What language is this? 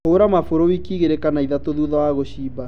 Kikuyu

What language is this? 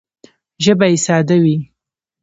Pashto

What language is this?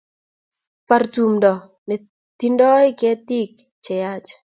Kalenjin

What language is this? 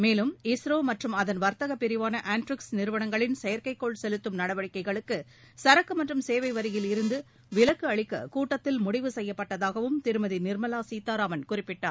Tamil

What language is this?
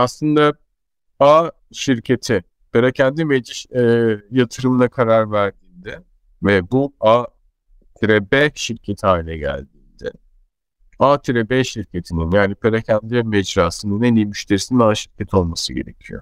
Turkish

